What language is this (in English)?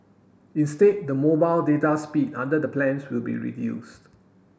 English